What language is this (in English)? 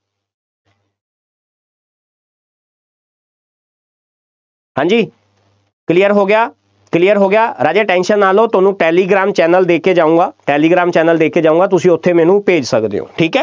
Punjabi